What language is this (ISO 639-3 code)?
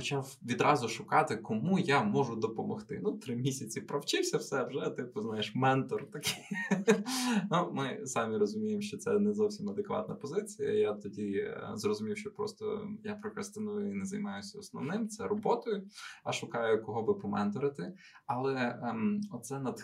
ukr